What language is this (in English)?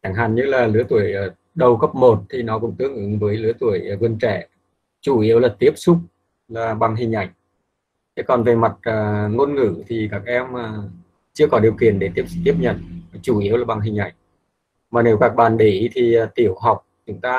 Vietnamese